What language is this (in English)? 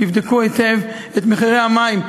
Hebrew